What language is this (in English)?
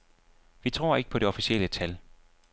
Danish